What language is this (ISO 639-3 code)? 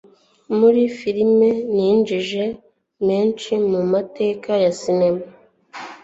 kin